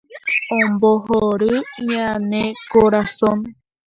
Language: Guarani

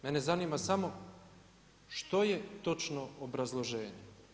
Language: Croatian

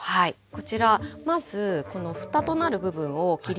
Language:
Japanese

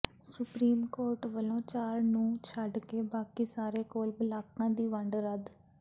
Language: Punjabi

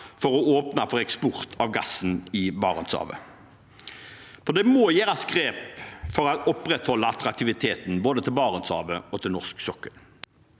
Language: Norwegian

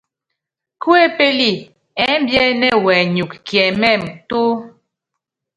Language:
Yangben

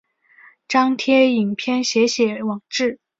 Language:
Chinese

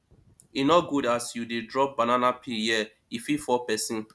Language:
Nigerian Pidgin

